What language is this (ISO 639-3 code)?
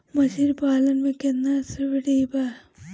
bho